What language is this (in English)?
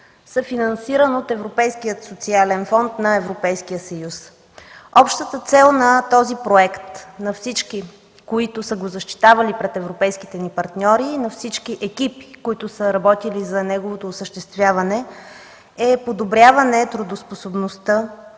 Bulgarian